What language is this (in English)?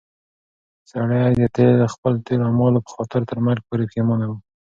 Pashto